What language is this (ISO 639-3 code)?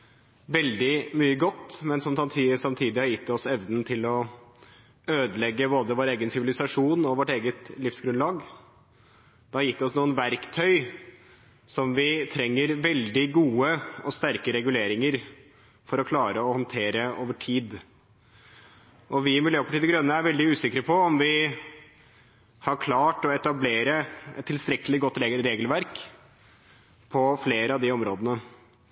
nob